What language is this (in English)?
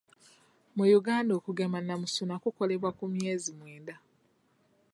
Ganda